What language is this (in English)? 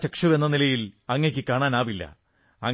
Malayalam